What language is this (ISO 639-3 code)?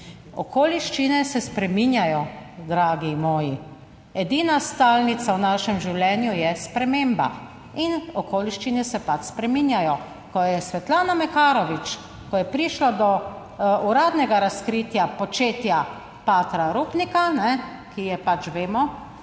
slv